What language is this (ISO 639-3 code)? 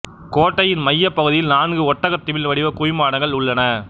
tam